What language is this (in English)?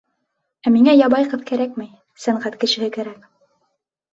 Bashkir